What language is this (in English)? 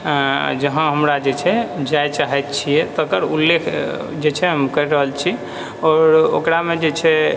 Maithili